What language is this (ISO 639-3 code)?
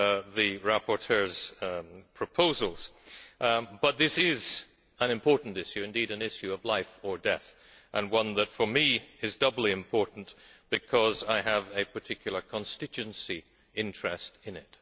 eng